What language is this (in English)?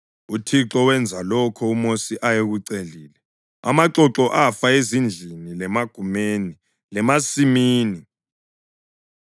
North Ndebele